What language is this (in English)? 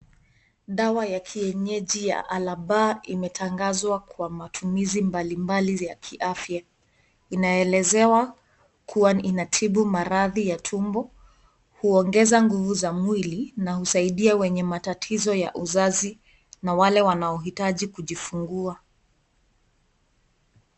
Swahili